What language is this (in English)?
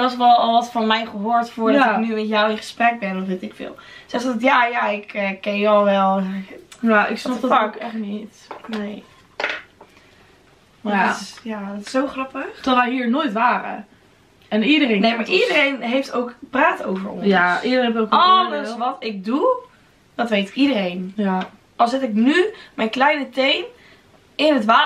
Dutch